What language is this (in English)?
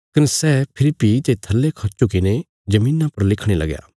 Bilaspuri